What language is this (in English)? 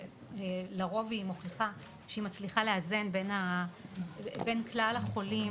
Hebrew